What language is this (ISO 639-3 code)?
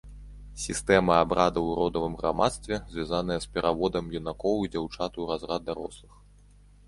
bel